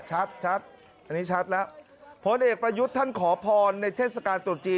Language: Thai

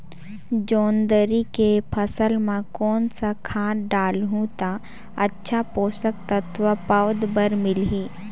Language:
Chhattisgarhi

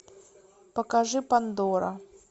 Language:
Russian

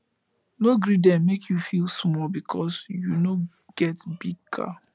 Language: Nigerian Pidgin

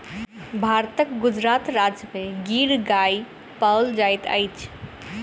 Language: Maithili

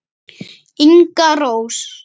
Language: Icelandic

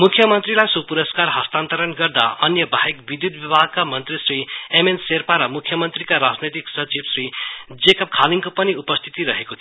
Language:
Nepali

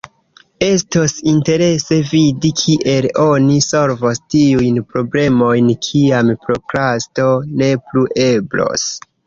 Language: Esperanto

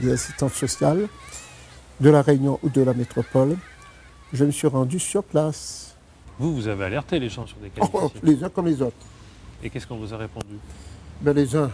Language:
French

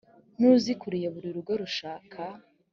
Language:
Kinyarwanda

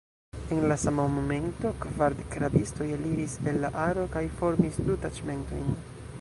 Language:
Esperanto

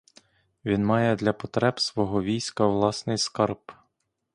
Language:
Ukrainian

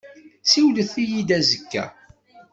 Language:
Kabyle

